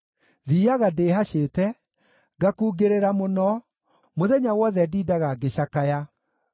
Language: Kikuyu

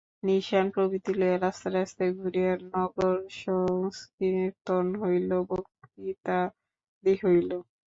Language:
Bangla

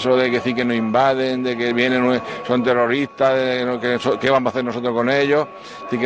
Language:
Spanish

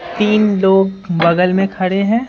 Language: Hindi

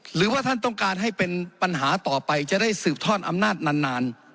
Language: Thai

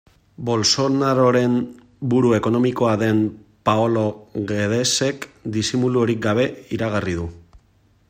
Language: Basque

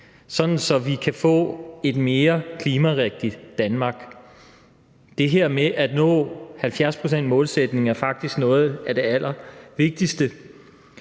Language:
Danish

